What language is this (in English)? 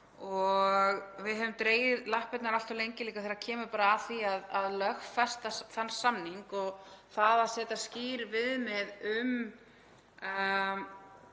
Icelandic